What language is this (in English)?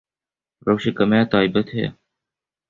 Kurdish